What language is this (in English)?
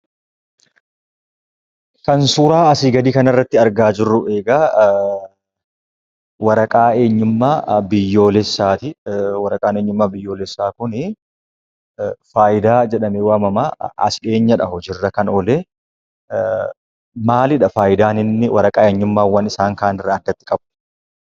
Oromo